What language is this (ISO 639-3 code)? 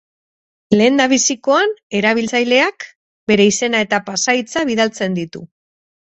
eus